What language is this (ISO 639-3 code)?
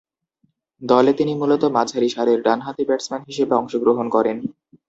ben